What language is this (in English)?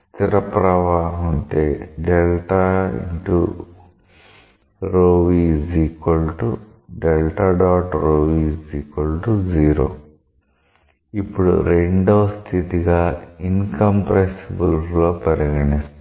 Telugu